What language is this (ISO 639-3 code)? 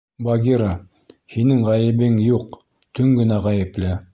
bak